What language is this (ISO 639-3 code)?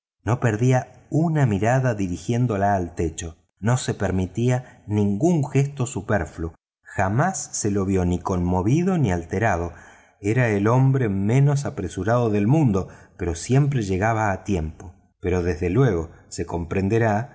spa